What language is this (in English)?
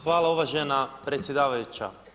Croatian